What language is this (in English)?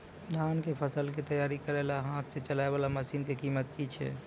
Maithili